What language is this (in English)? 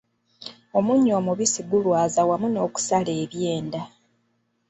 Ganda